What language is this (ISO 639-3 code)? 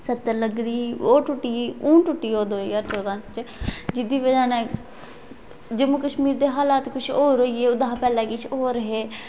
doi